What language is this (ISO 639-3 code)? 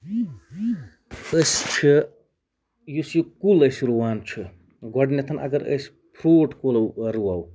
kas